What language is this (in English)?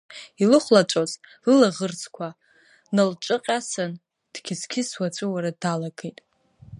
Abkhazian